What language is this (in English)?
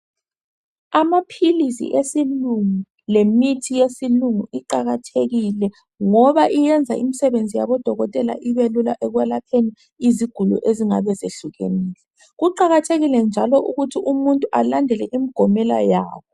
North Ndebele